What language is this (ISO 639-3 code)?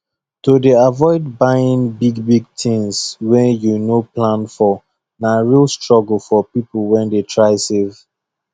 pcm